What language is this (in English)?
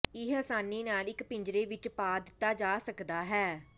Punjabi